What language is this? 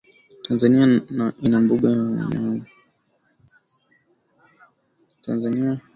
Swahili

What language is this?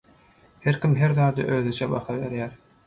Turkmen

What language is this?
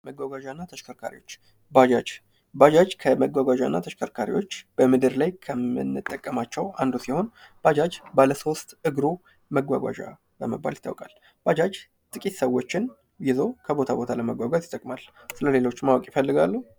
Amharic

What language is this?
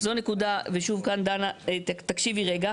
Hebrew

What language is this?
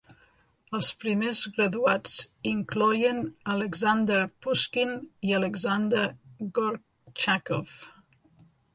Catalan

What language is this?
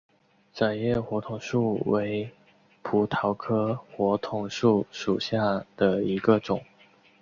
Chinese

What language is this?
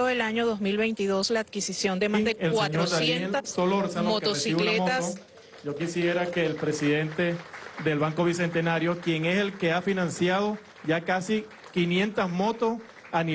Spanish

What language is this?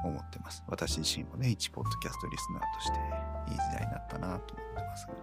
Japanese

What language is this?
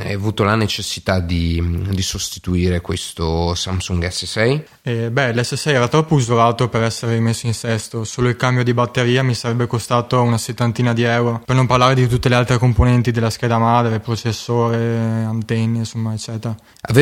Italian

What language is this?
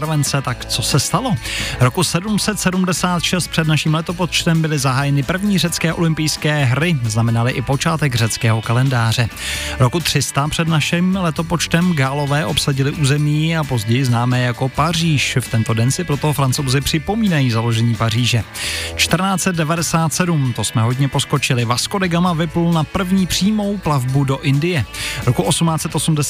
Czech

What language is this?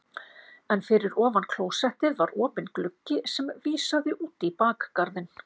Icelandic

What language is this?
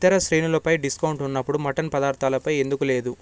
Telugu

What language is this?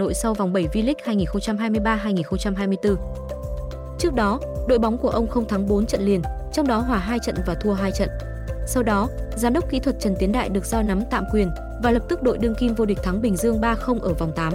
Vietnamese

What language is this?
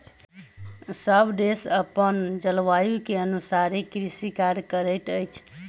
Maithili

